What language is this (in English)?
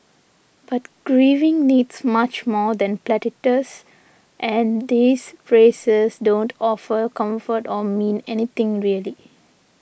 English